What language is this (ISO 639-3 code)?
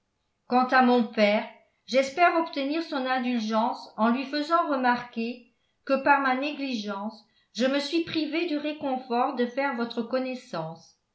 fra